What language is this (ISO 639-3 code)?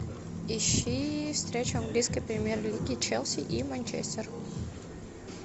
rus